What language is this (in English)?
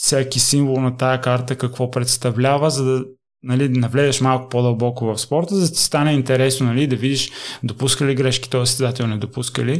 Bulgarian